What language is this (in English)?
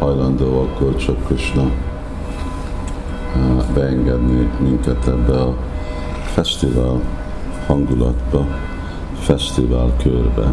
Hungarian